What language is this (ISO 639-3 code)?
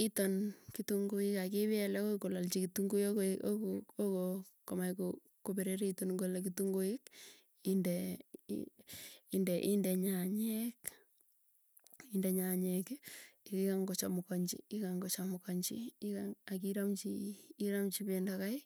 tuy